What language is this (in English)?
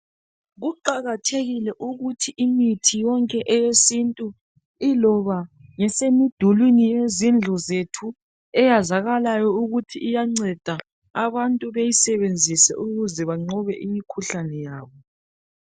North Ndebele